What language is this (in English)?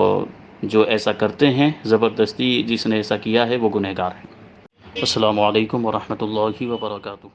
Urdu